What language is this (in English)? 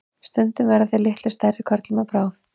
Icelandic